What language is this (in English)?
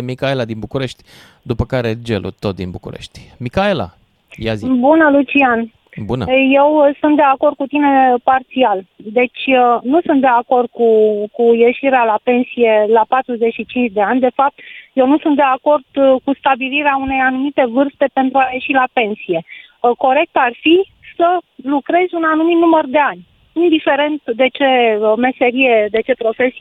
Romanian